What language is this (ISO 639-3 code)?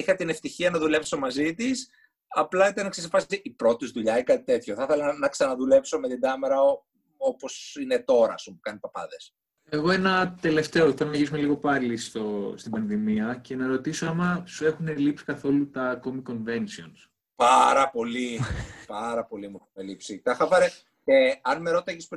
ell